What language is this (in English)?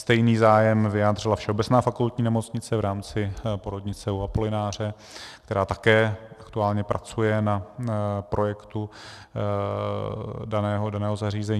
Czech